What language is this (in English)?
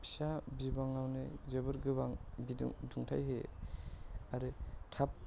Bodo